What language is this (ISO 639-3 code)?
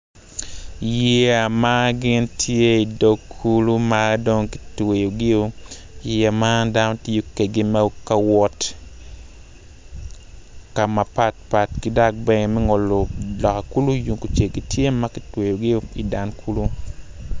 ach